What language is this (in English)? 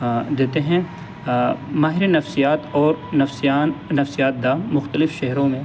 Urdu